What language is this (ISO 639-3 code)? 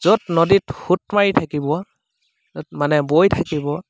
asm